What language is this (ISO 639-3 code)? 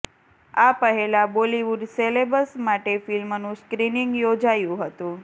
guj